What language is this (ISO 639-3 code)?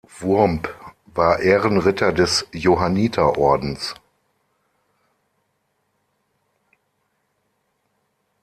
deu